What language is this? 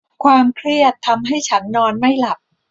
Thai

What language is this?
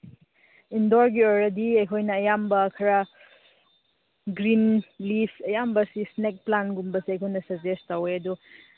Manipuri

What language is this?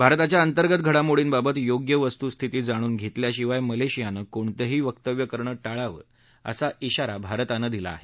Marathi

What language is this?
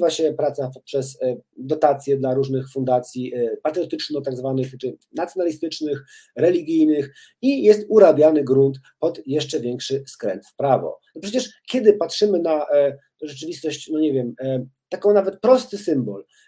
Polish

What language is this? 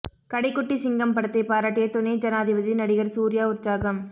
Tamil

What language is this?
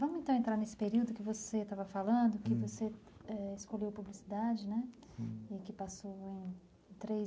Portuguese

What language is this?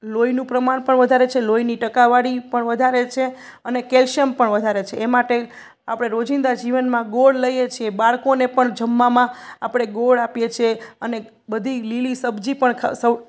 Gujarati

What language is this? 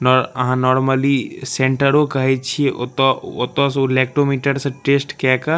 Maithili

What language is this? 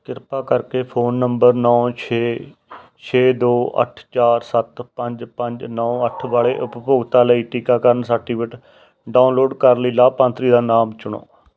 Punjabi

